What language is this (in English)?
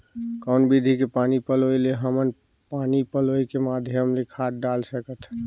Chhattisgarhi